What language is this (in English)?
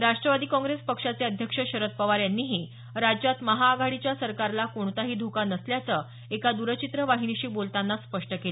Marathi